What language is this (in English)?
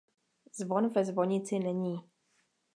Czech